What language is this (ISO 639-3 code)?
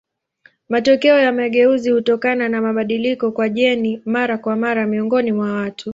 swa